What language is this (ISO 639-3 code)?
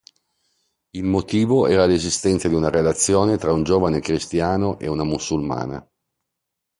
ita